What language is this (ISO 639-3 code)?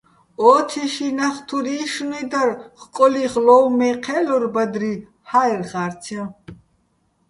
bbl